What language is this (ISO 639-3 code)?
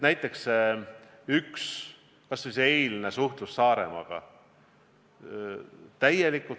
est